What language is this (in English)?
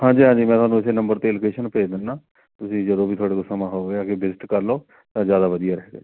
Punjabi